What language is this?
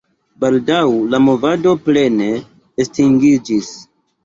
Esperanto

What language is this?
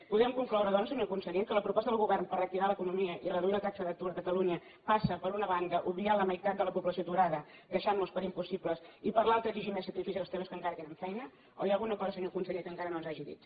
Catalan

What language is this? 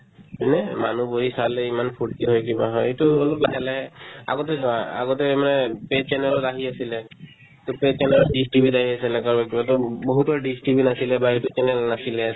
Assamese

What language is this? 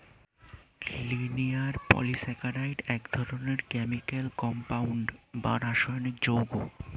Bangla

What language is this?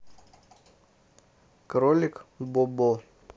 Russian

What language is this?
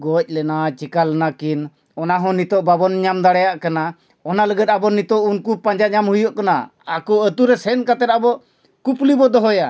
Santali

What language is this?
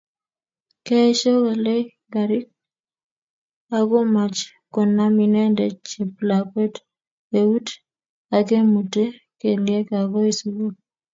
Kalenjin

